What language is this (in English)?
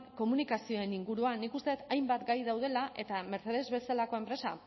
Basque